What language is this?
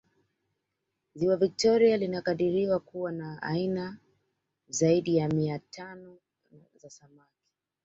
Swahili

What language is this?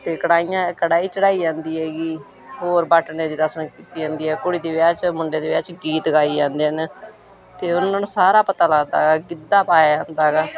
Punjabi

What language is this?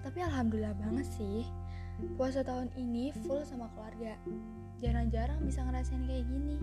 Indonesian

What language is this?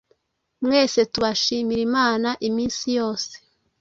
Kinyarwanda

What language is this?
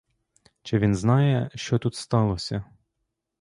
Ukrainian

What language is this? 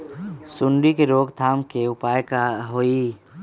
Magahi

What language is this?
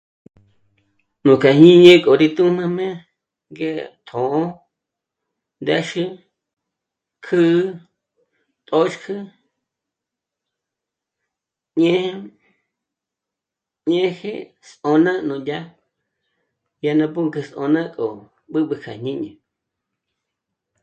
Michoacán Mazahua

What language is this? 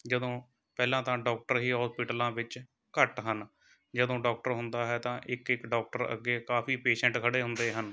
Punjabi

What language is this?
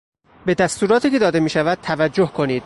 Persian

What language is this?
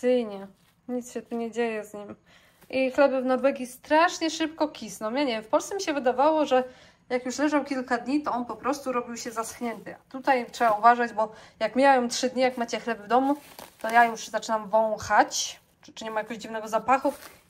Polish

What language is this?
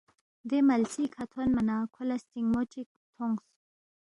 Balti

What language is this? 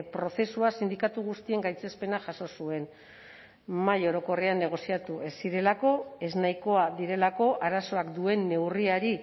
Basque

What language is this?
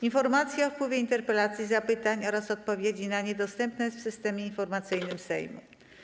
Polish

